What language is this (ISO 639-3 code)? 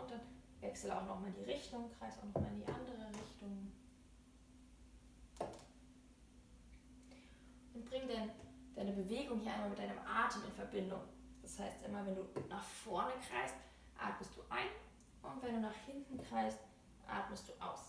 deu